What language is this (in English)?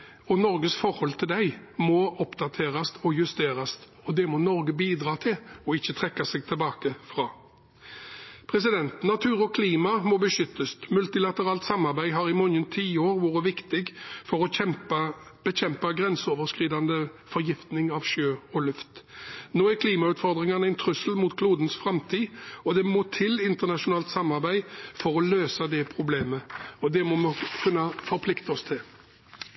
Norwegian Bokmål